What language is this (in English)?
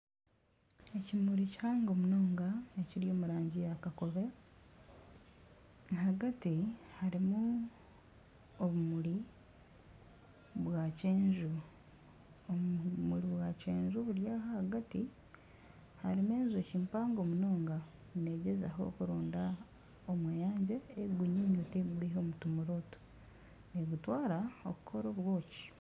Nyankole